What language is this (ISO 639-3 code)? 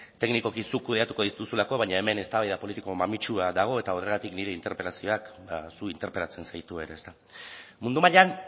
eus